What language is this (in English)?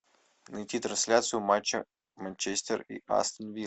Russian